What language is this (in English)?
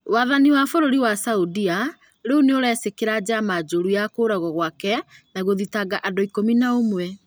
Kikuyu